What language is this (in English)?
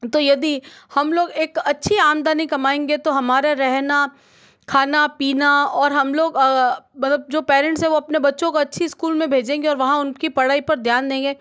Hindi